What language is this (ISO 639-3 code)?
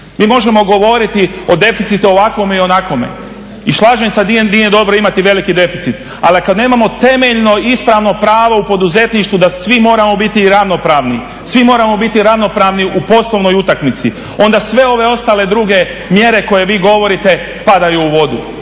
hrv